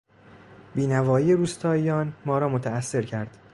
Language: Persian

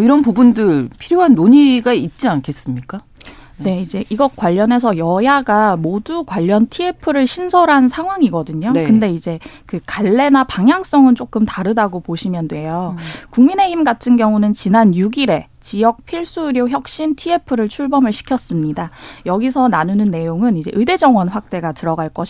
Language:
Korean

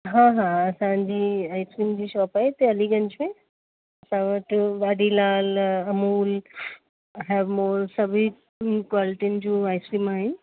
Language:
Sindhi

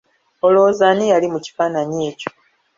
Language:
Ganda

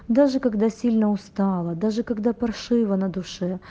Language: Russian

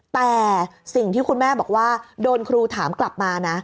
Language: Thai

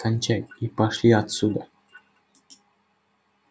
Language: Russian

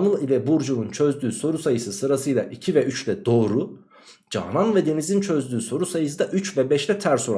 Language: Turkish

